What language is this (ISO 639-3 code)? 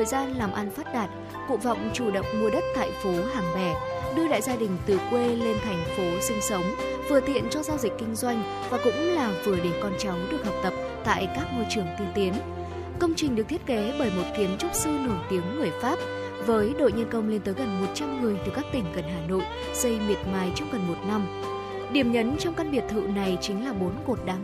vie